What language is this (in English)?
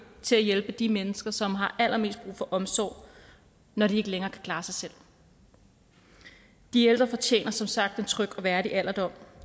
Danish